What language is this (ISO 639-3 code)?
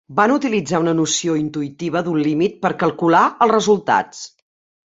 cat